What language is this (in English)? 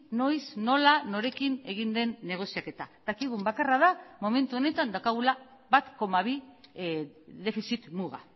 Basque